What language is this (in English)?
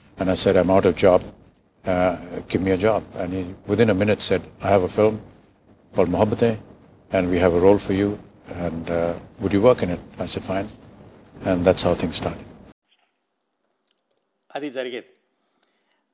Telugu